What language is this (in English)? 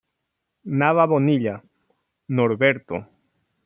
Spanish